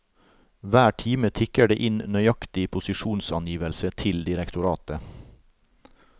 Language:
Norwegian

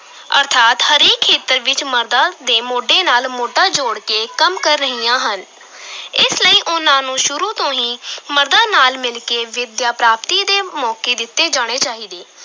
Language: Punjabi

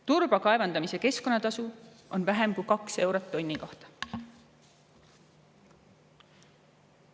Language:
Estonian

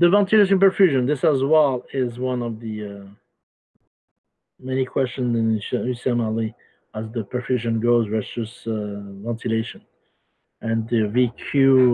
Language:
English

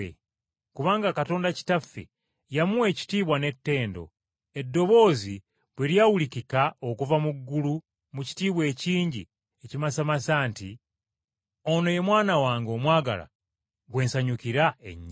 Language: Ganda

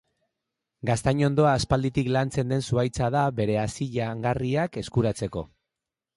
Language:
Basque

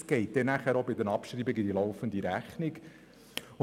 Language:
Swiss German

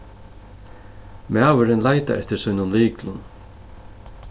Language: Faroese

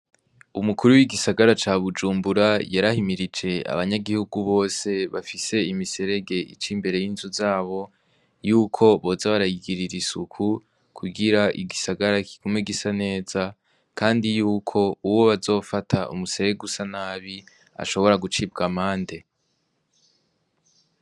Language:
Rundi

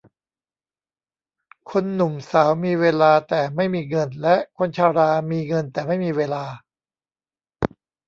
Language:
Thai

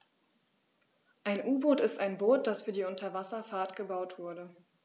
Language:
German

